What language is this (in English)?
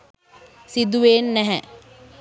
Sinhala